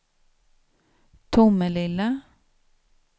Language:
Swedish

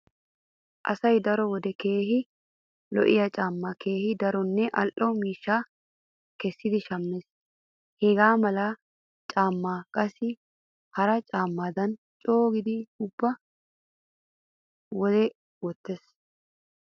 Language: Wolaytta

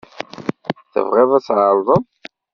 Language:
Kabyle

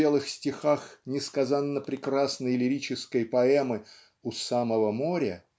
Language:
Russian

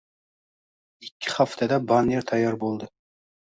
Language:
Uzbek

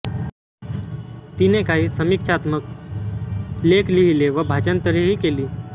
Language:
Marathi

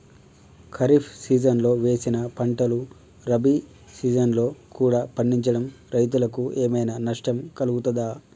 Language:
Telugu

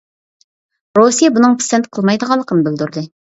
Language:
Uyghur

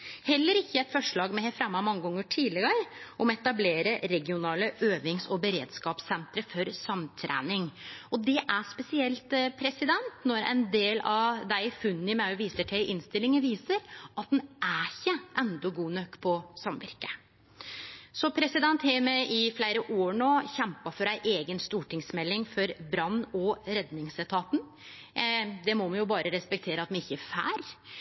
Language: Norwegian Nynorsk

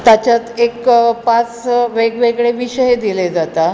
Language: Konkani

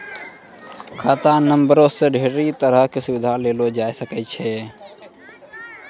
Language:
Maithili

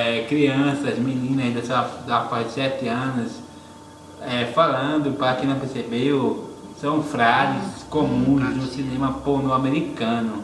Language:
Portuguese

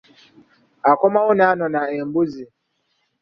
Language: Ganda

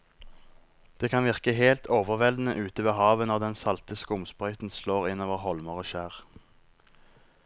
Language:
Norwegian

